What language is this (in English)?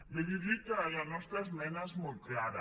Catalan